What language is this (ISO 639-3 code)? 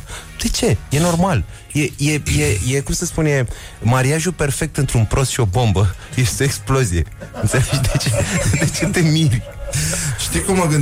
ron